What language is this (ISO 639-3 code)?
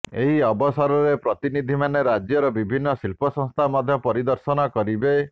ori